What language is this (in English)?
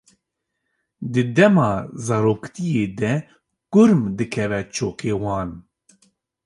Kurdish